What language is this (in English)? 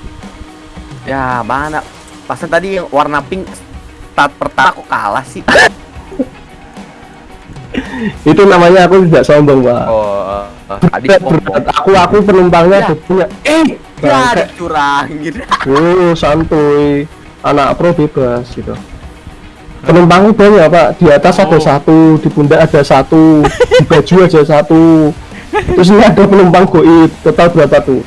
Indonesian